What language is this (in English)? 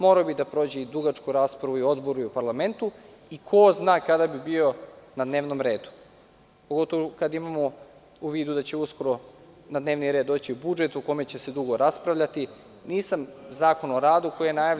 Serbian